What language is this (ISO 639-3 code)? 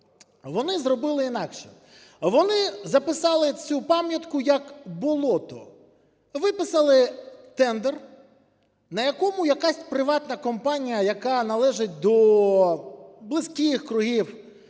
ukr